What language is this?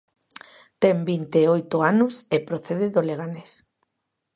Galician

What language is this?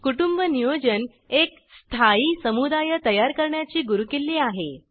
Marathi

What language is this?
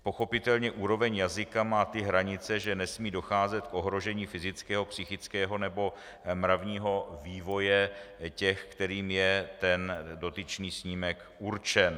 Czech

